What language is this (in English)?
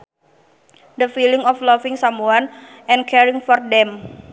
Sundanese